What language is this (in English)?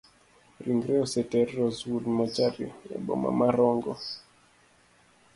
Luo (Kenya and Tanzania)